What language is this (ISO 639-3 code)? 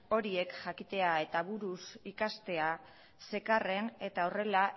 eus